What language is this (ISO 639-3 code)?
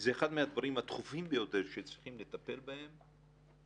heb